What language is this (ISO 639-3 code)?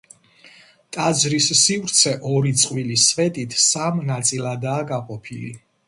kat